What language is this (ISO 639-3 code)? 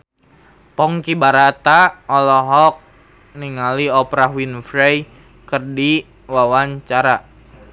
sun